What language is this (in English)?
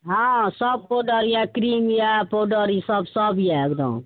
Maithili